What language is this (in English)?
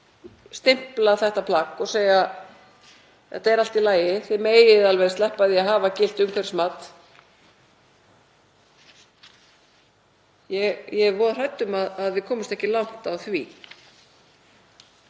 Icelandic